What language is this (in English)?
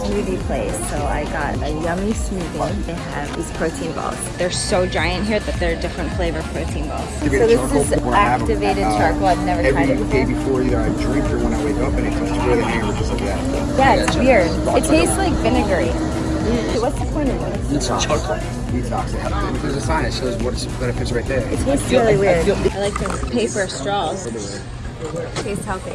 English